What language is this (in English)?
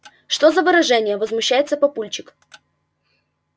Russian